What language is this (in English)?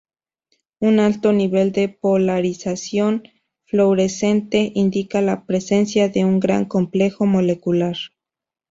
Spanish